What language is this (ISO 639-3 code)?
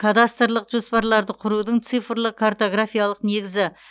kaz